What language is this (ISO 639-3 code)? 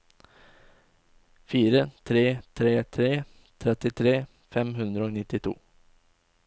nor